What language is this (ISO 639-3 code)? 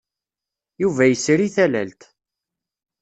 kab